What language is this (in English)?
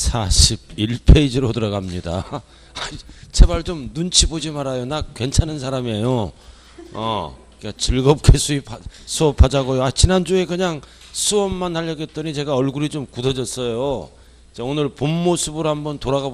Korean